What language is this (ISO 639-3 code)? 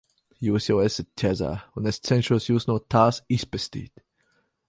lav